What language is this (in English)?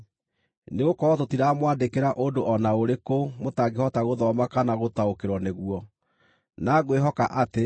Kikuyu